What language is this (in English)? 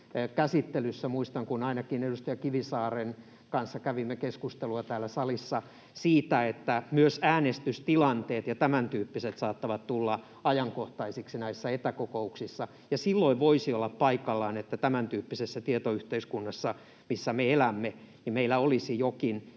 Finnish